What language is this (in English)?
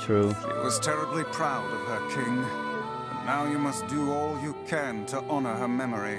English